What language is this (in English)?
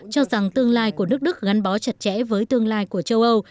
Vietnamese